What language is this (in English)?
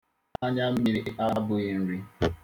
Igbo